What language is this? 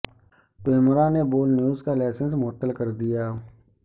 Urdu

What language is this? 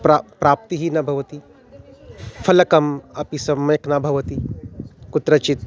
Sanskrit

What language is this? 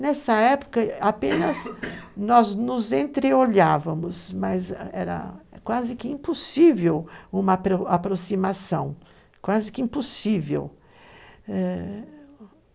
Portuguese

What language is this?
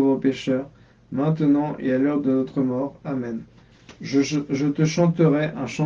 French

